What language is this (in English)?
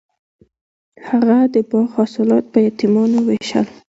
Pashto